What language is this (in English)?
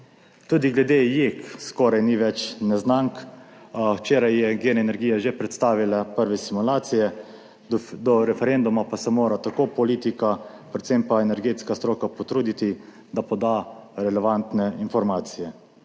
Slovenian